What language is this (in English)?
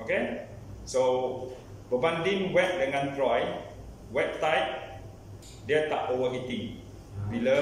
Malay